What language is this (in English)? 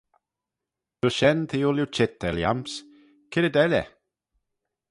Manx